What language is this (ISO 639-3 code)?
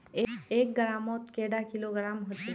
mag